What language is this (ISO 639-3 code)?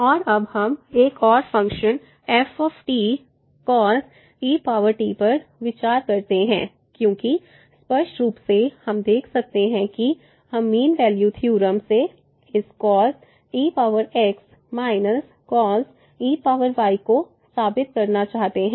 hin